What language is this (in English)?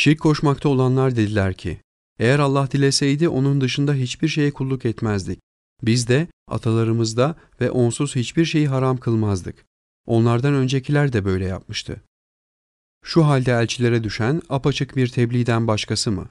Turkish